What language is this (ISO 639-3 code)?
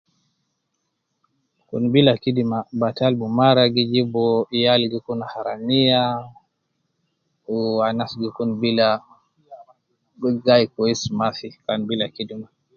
kcn